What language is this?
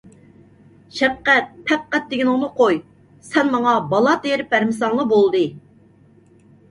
Uyghur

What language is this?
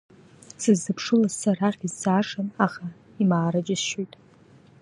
Abkhazian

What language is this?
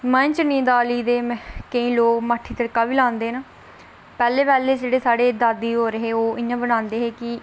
Dogri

